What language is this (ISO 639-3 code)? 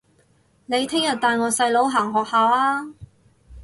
yue